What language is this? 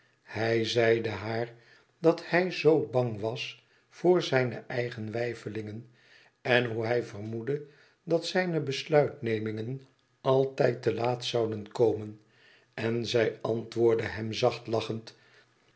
Dutch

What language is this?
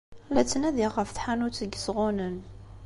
Kabyle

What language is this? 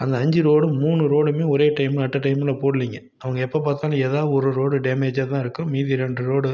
Tamil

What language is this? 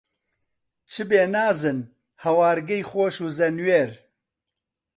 Central Kurdish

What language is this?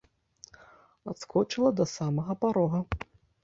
Belarusian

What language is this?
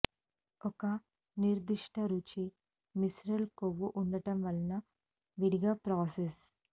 Telugu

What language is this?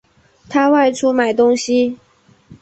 Chinese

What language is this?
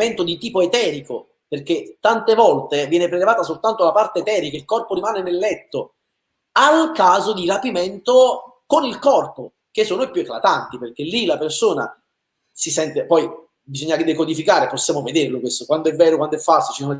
Italian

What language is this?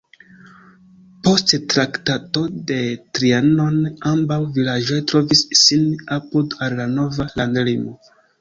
Esperanto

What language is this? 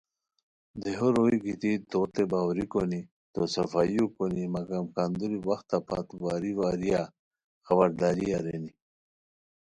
Khowar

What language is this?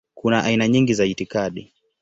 Swahili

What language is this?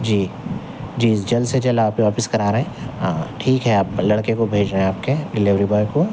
Urdu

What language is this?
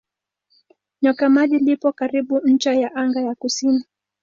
Swahili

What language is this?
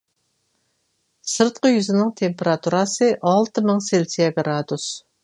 Uyghur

